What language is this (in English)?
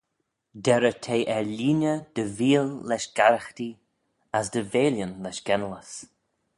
Manx